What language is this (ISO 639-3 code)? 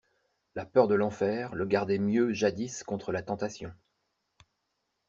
fra